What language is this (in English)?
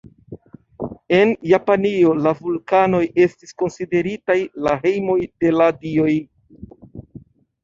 Esperanto